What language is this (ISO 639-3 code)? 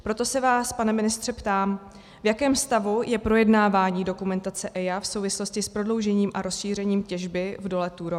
ces